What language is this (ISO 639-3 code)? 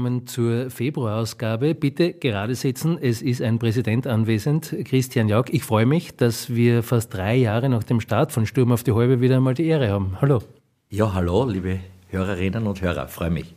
deu